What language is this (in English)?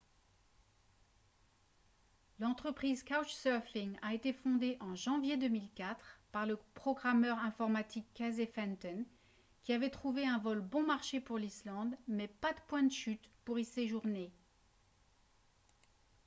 French